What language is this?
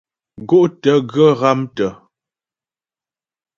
Ghomala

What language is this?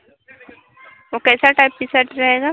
Hindi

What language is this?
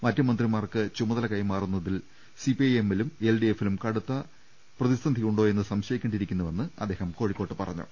Malayalam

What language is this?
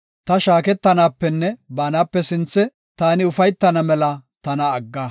Gofa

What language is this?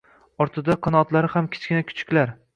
Uzbek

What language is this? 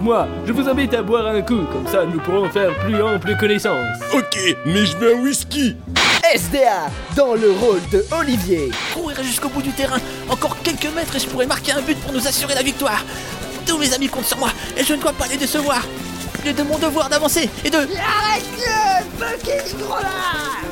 French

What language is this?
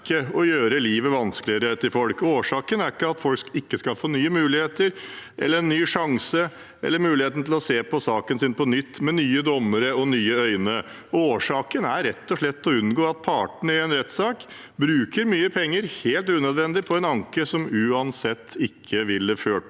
Norwegian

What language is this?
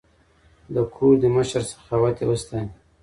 Pashto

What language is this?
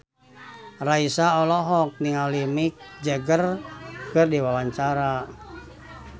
Sundanese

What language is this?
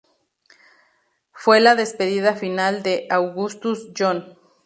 Spanish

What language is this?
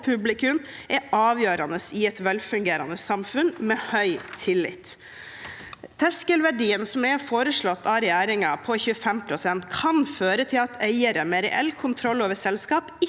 Norwegian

